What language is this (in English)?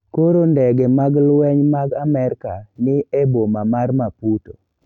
Luo (Kenya and Tanzania)